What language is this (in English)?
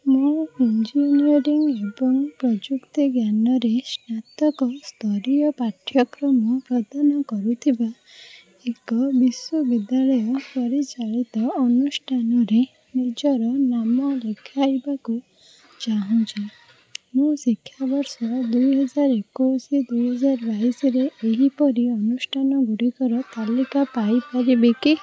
Odia